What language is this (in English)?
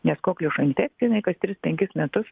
Lithuanian